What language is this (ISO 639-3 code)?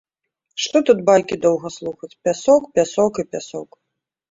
bel